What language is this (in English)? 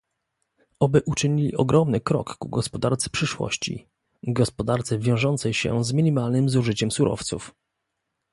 Polish